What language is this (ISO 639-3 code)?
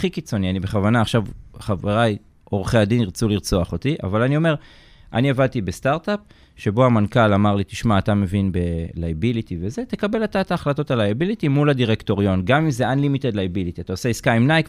heb